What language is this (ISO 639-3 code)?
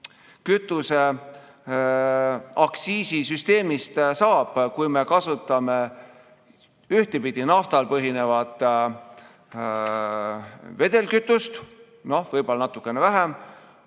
est